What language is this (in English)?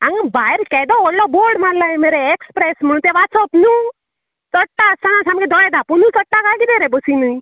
Konkani